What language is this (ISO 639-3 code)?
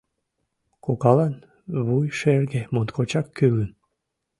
chm